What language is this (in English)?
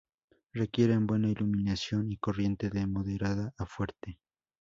Spanish